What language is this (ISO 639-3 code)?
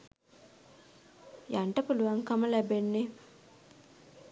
sin